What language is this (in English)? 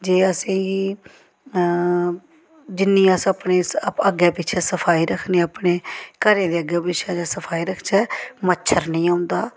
Dogri